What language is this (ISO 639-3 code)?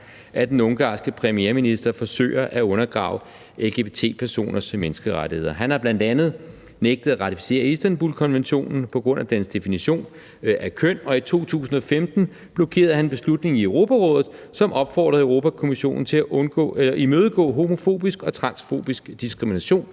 dan